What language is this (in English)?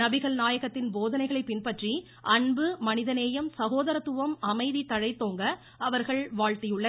Tamil